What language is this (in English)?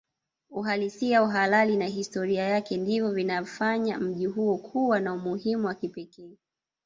Swahili